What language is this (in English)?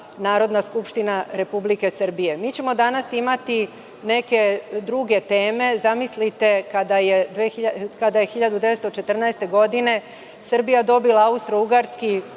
Serbian